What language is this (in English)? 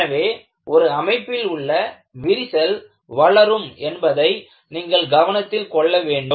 Tamil